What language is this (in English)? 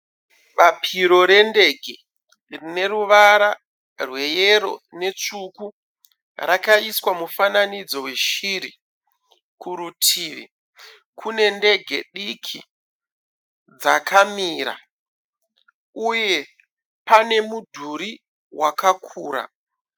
Shona